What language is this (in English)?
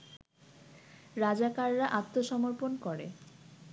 Bangla